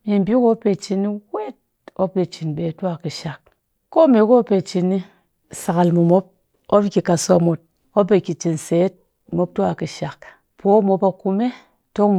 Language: Cakfem-Mushere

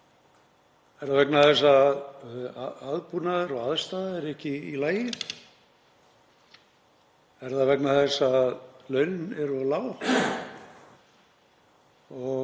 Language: Icelandic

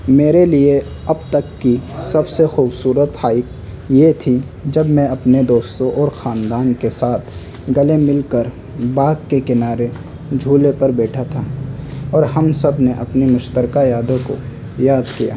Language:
Urdu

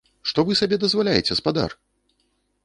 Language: Belarusian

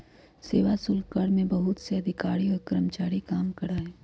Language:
Magahi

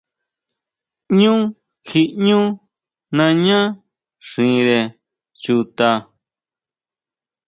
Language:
Huautla Mazatec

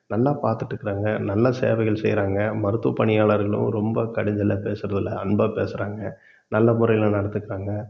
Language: Tamil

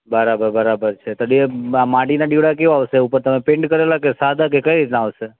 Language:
Gujarati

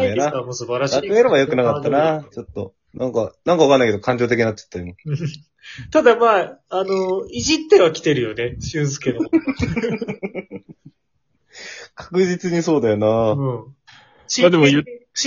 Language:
Japanese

